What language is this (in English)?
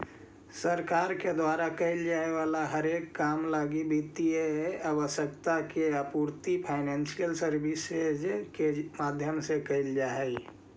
Magahi